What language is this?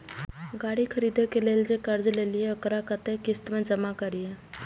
Maithili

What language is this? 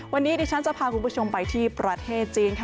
Thai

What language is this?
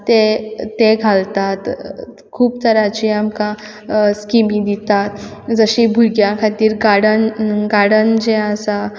Konkani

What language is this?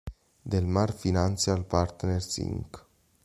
Italian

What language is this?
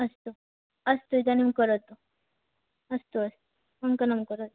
Sanskrit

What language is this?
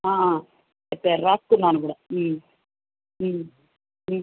Telugu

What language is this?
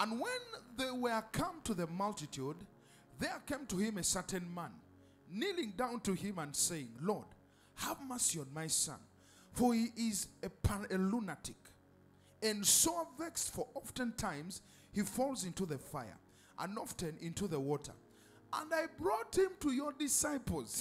English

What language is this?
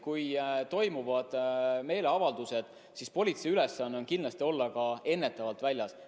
Estonian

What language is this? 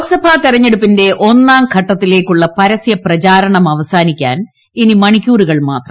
Malayalam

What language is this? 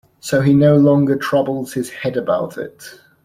English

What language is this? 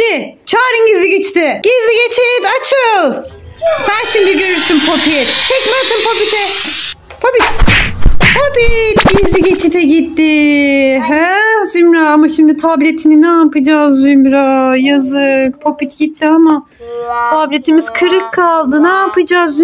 Turkish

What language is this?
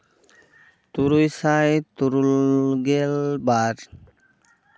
Santali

